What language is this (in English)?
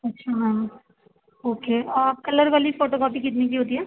Urdu